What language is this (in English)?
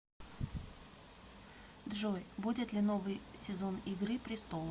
Russian